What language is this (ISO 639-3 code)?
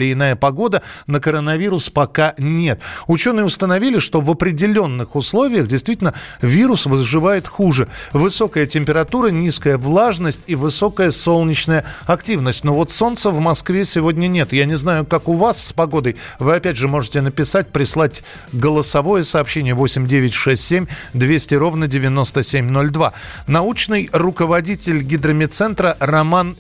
rus